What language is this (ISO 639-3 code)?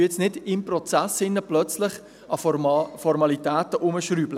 gsw